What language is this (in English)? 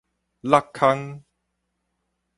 Min Nan Chinese